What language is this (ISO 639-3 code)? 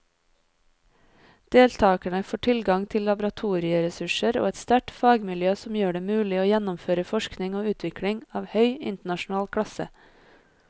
nor